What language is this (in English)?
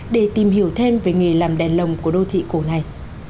Vietnamese